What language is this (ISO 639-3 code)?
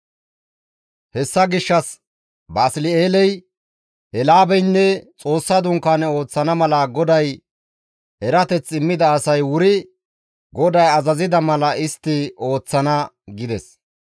gmv